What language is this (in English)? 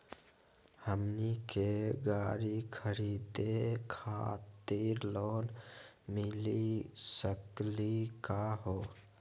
Magahi